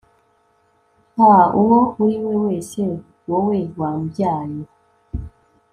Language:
Kinyarwanda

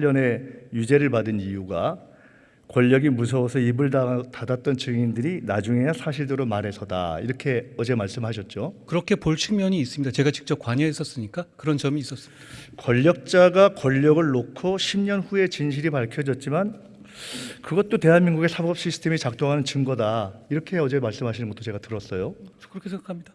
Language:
Korean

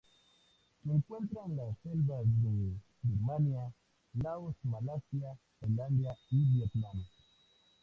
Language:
Spanish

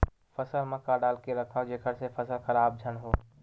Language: Chhattisgarhi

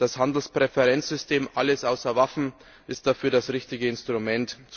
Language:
German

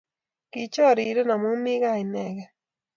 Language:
Kalenjin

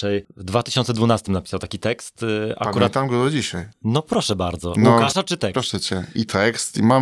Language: Polish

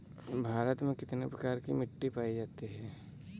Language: Hindi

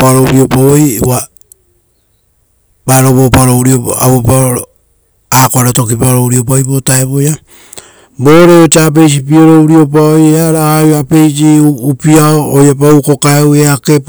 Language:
Rotokas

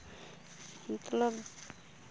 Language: Santali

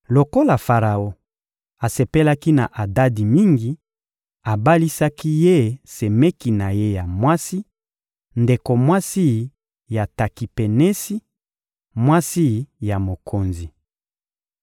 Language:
Lingala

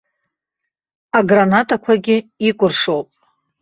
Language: Abkhazian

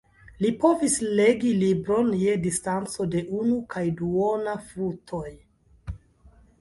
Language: Esperanto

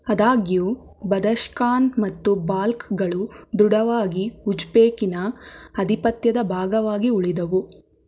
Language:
Kannada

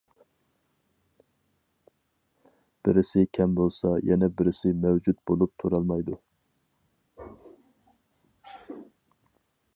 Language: Uyghur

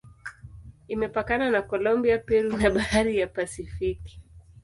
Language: Swahili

